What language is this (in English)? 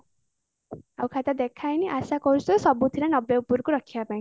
Odia